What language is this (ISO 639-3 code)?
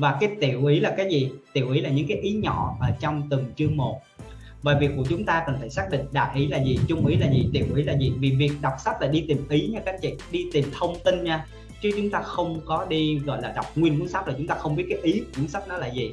vie